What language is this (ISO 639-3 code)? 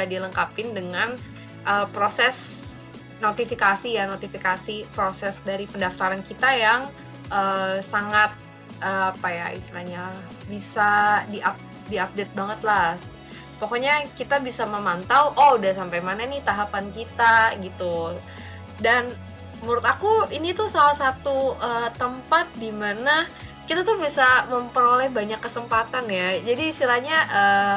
ind